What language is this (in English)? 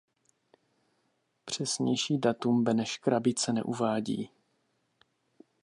Czech